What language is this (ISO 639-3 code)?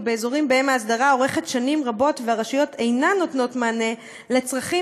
heb